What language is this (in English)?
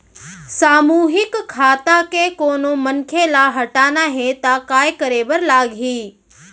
Chhattisgarhi